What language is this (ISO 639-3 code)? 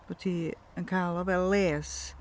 cym